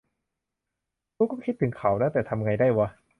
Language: Thai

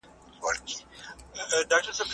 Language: Pashto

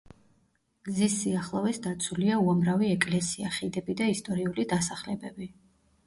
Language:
Georgian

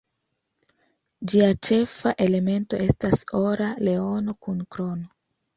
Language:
Esperanto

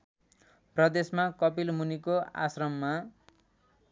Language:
Nepali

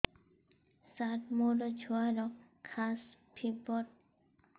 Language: Odia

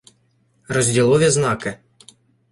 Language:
Ukrainian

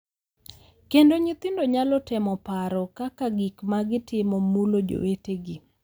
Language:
Luo (Kenya and Tanzania)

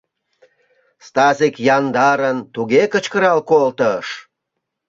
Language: Mari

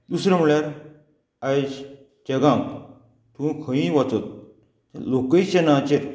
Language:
Konkani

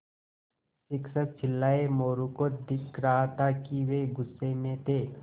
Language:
Hindi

